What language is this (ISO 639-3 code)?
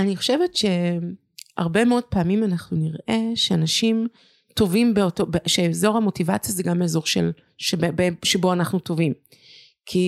heb